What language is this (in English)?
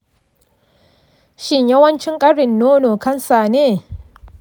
Hausa